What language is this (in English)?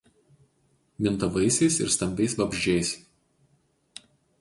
Lithuanian